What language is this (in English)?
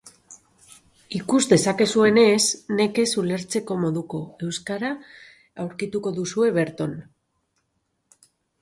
Basque